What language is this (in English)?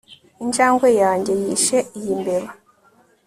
Kinyarwanda